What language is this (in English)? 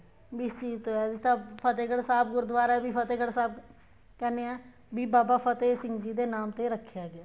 Punjabi